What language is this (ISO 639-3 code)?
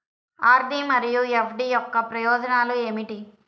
tel